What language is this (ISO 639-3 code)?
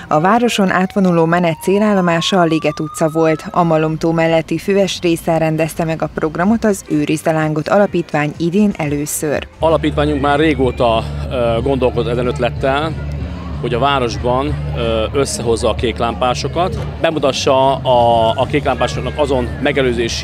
hun